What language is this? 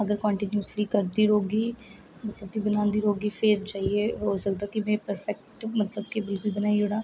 Dogri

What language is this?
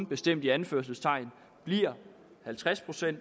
Danish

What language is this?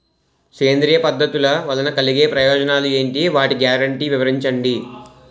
Telugu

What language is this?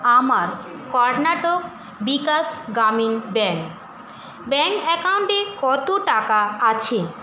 Bangla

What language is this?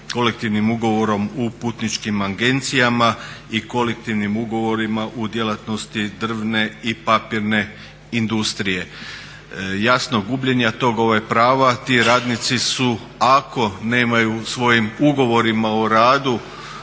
Croatian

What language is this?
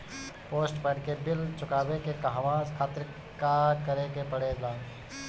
Bhojpuri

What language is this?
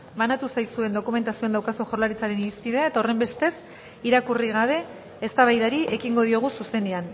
Basque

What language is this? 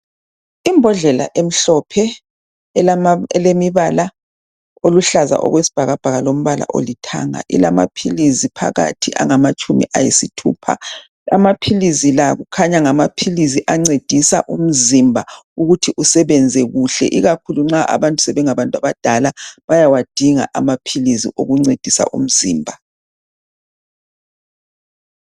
North Ndebele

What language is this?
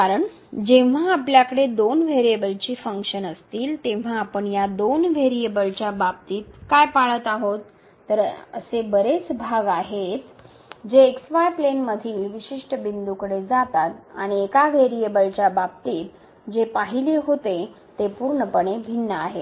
Marathi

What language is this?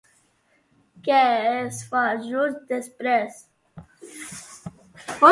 Catalan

